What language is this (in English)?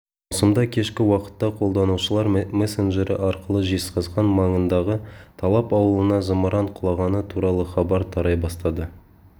Kazakh